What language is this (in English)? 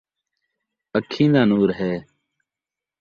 Saraiki